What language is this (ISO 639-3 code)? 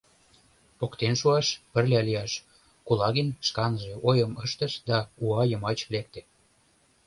chm